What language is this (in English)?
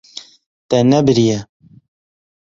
Kurdish